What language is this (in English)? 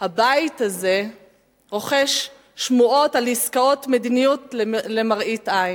Hebrew